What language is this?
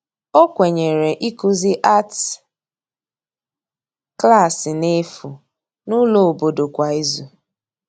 Igbo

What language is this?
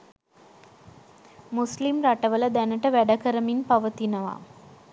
Sinhala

